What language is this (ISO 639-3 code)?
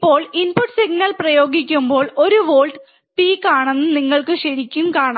mal